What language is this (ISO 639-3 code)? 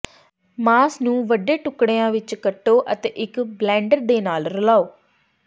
pan